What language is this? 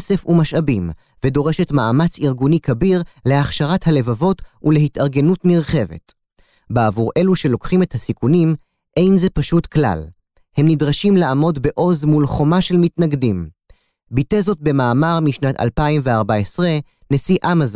Hebrew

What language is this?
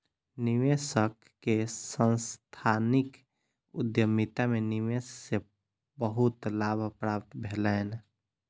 Maithili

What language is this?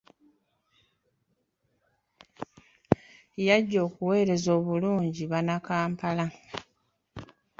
Ganda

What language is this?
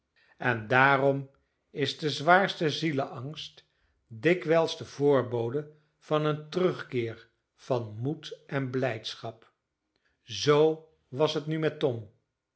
Dutch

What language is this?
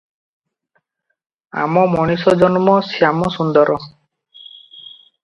Odia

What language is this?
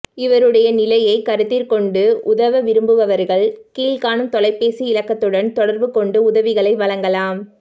Tamil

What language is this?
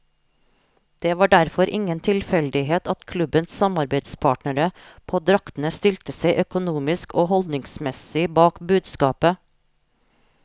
Norwegian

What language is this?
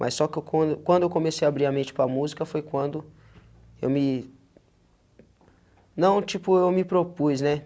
Portuguese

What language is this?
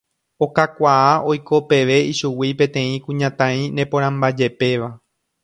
Guarani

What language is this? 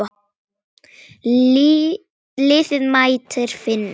Icelandic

